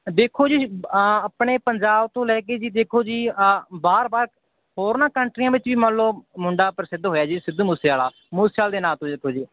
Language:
Punjabi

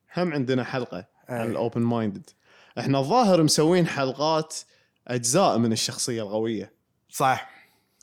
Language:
Arabic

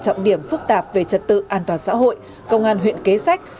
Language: Vietnamese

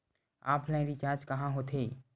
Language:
Chhattisgarhi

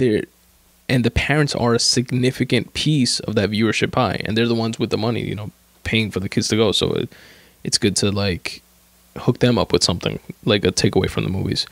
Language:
English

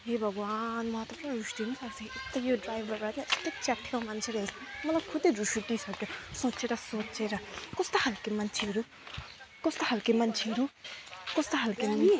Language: Nepali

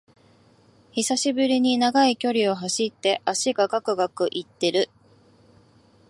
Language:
Japanese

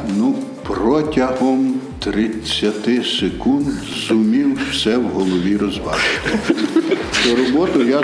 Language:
Ukrainian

